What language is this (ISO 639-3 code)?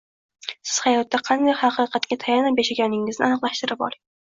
uzb